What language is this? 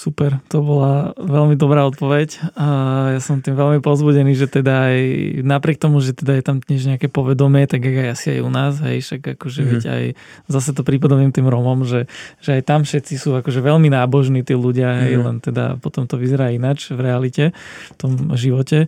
Slovak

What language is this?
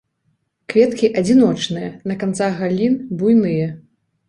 Belarusian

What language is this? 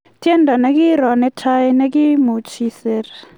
Kalenjin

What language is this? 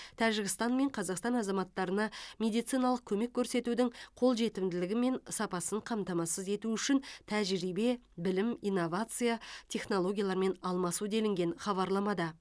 Kazakh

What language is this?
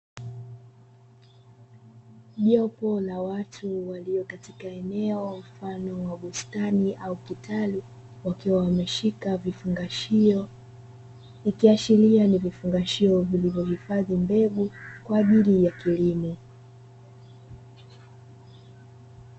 Swahili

